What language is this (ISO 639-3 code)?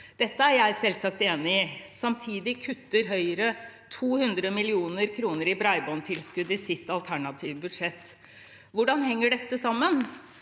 nor